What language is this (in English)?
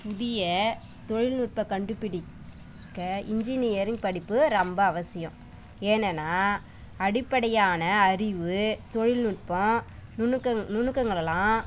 Tamil